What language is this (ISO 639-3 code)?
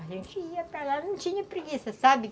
por